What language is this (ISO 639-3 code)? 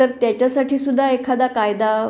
mar